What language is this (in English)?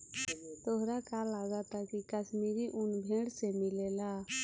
Bhojpuri